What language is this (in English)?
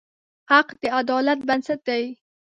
Pashto